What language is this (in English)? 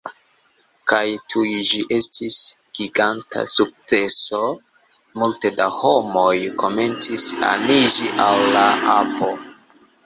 Esperanto